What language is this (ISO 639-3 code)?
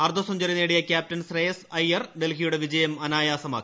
mal